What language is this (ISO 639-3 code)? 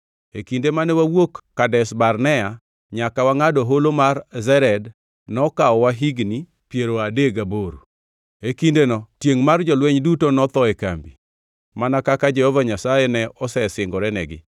luo